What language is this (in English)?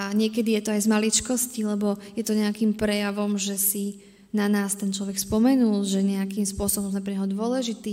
Slovak